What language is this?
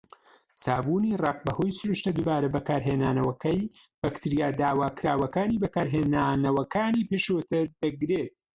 Central Kurdish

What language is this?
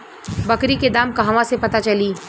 Bhojpuri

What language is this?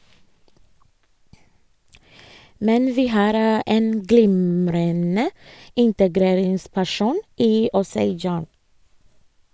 Norwegian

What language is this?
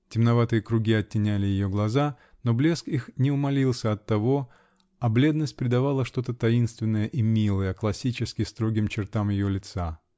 Russian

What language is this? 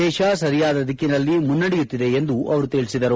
Kannada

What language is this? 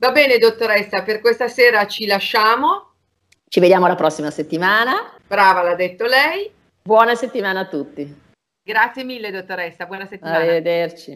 Italian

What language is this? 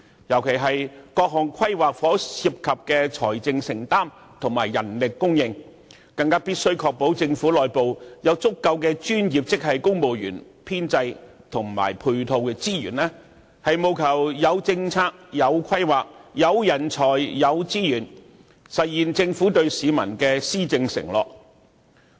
Cantonese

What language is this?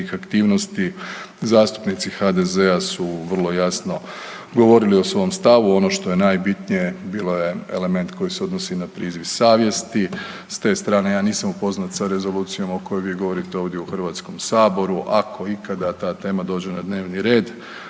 Croatian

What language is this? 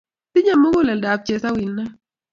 Kalenjin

